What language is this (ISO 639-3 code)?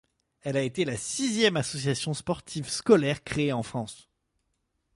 fra